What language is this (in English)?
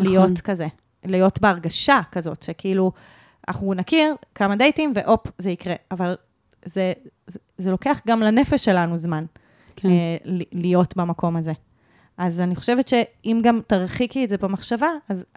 Hebrew